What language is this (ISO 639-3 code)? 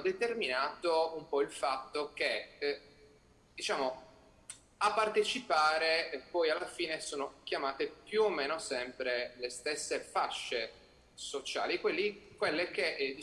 ita